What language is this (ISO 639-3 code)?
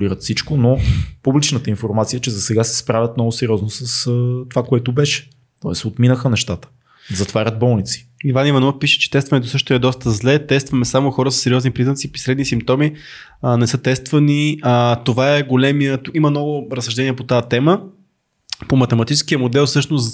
bul